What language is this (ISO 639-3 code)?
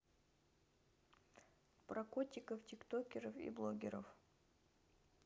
rus